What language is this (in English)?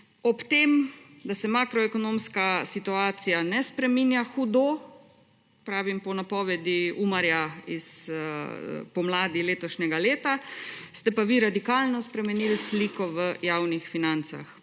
Slovenian